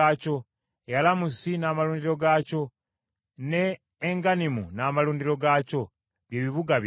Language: Ganda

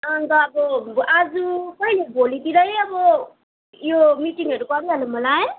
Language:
Nepali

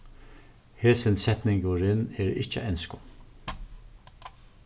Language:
Faroese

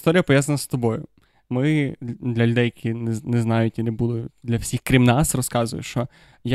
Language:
Ukrainian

